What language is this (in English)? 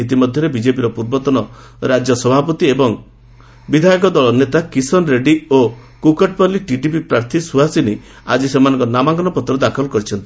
Odia